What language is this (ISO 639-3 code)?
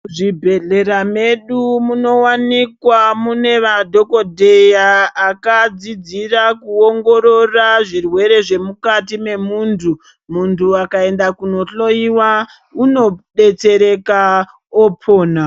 ndc